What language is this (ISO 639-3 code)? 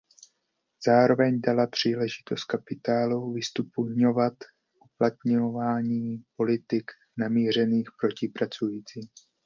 ces